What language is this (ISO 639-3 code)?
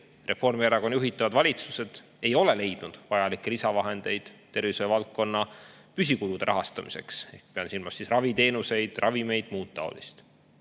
est